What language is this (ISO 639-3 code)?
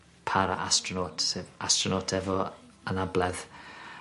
cym